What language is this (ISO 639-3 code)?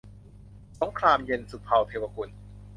tha